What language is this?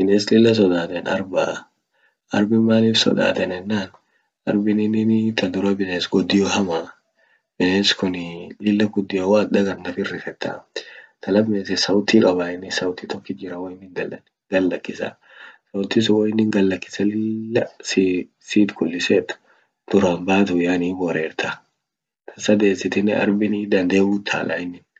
Orma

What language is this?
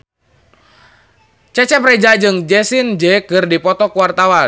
Sundanese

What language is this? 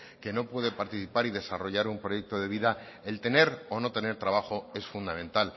Spanish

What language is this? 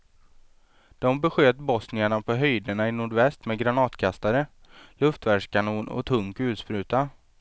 Swedish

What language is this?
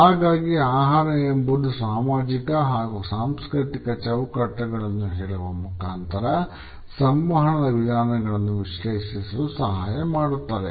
Kannada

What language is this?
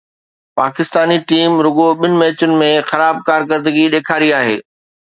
Sindhi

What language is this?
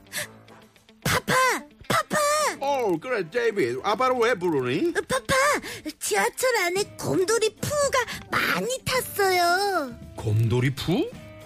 Korean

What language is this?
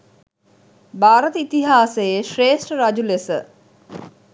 Sinhala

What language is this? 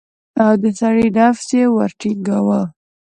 Pashto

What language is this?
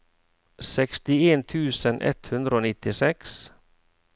Norwegian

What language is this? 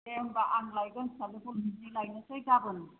Bodo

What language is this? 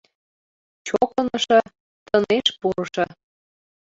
Mari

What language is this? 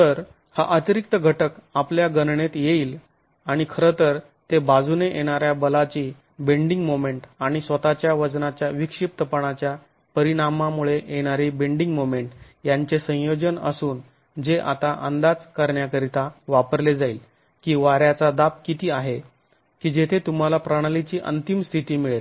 Marathi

